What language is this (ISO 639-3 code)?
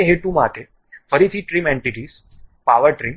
guj